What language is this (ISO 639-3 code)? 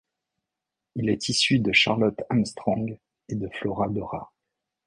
fra